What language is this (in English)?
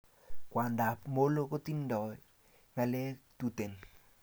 Kalenjin